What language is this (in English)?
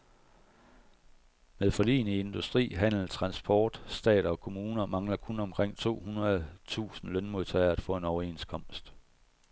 Danish